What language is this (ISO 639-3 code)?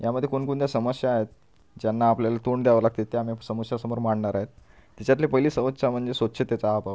mar